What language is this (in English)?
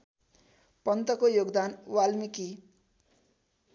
Nepali